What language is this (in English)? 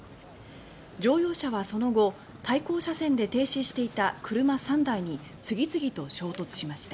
Japanese